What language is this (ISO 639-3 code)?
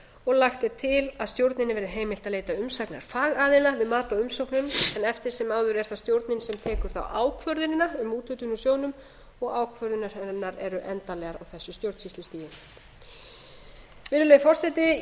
isl